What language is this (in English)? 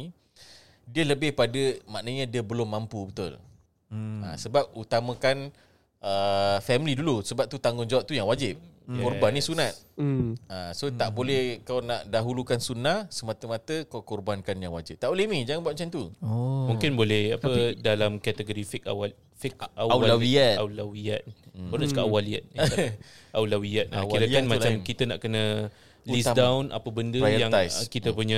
Malay